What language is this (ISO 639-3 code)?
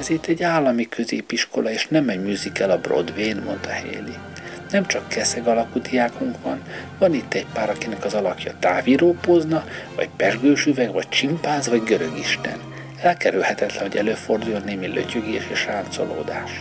hun